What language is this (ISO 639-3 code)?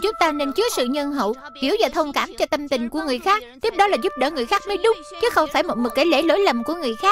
vie